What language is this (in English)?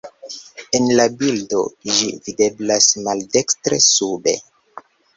Esperanto